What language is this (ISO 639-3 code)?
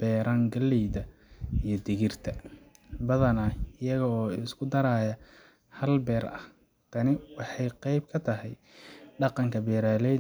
som